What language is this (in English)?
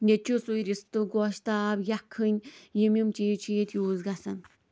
Kashmiri